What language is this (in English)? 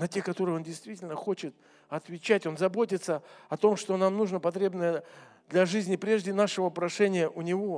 Russian